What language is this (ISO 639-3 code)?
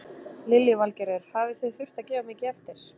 isl